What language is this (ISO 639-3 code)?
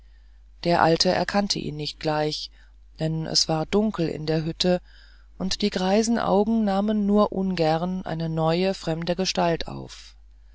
deu